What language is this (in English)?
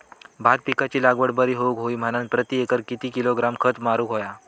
Marathi